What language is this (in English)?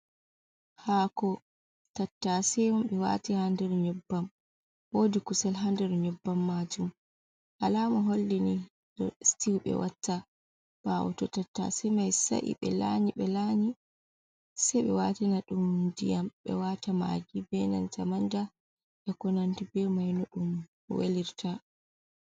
Fula